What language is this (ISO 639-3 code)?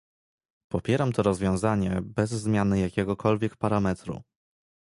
pol